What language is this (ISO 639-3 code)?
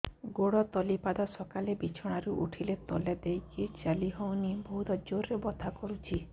ori